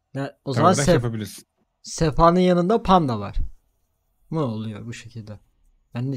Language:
Turkish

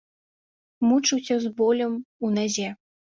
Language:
Belarusian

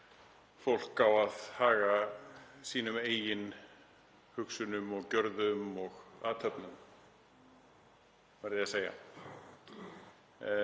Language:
Icelandic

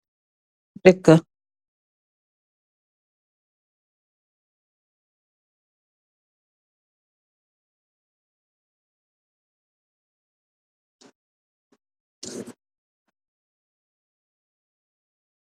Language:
Wolof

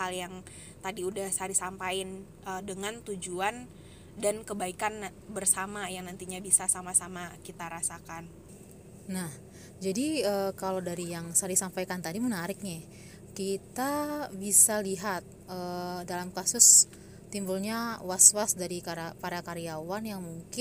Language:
Indonesian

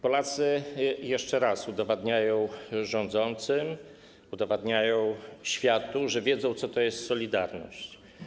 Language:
Polish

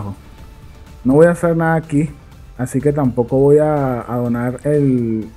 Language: Spanish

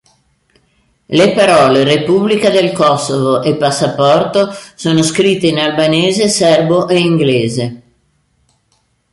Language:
Italian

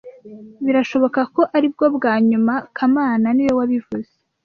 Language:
Kinyarwanda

